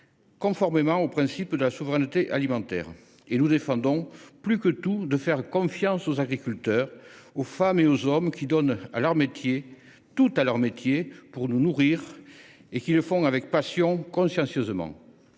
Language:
French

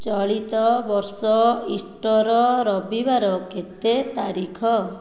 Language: Odia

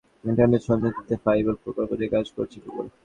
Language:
Bangla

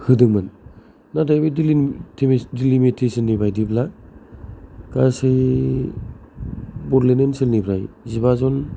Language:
Bodo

